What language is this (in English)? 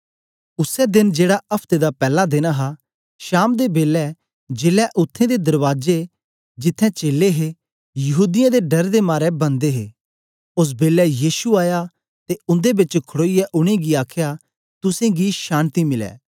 Dogri